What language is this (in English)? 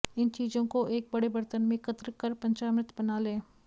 Hindi